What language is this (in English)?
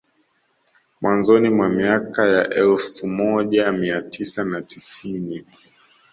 Swahili